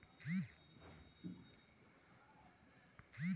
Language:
Bhojpuri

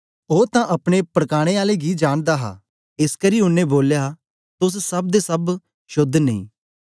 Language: Dogri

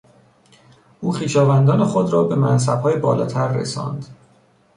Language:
Persian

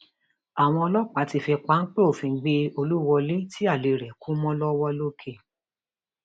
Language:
Yoruba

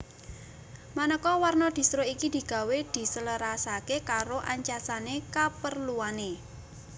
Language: Javanese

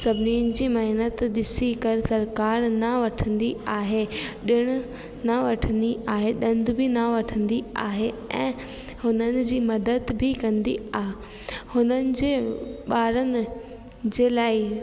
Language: Sindhi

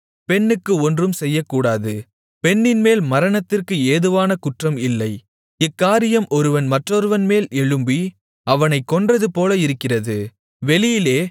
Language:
Tamil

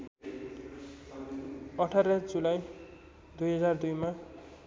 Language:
Nepali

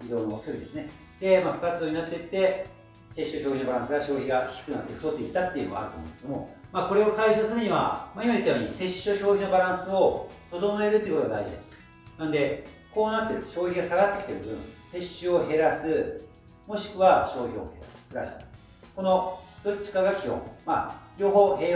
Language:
Japanese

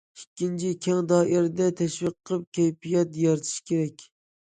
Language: Uyghur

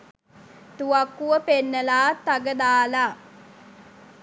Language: Sinhala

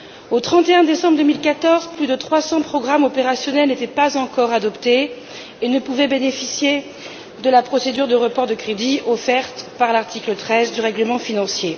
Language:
French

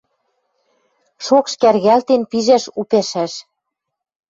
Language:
Western Mari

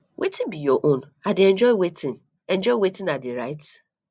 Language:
Nigerian Pidgin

